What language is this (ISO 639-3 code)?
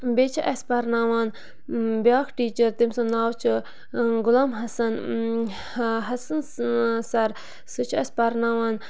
kas